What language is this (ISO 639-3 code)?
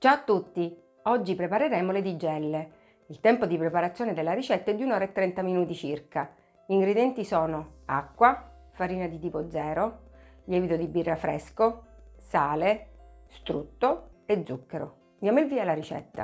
ita